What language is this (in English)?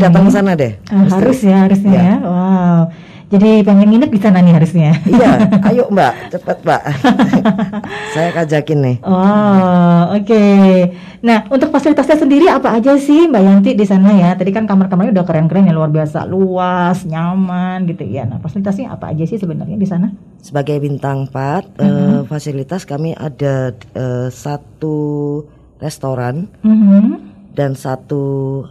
Indonesian